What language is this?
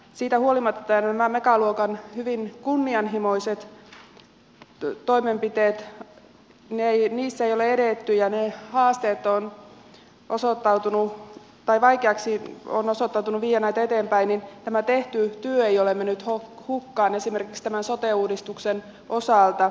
Finnish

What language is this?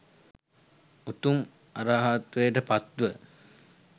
Sinhala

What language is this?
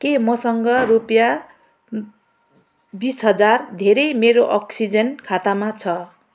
Nepali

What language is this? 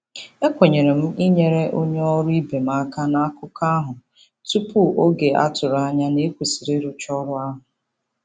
Igbo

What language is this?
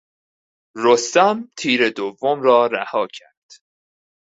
Persian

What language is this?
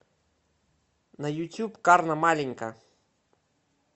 Russian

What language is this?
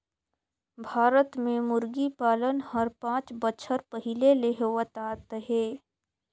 Chhattisgarhi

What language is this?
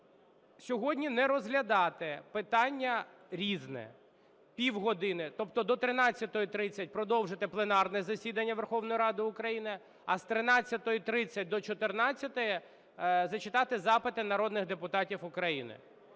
Ukrainian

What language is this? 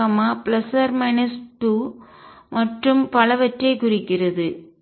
Tamil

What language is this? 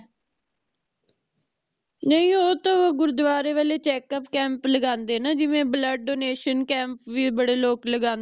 Punjabi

